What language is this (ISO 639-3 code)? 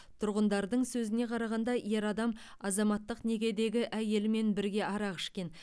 kaz